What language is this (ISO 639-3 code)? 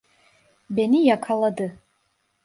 tur